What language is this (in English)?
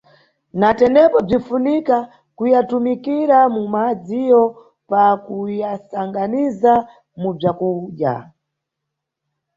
Nyungwe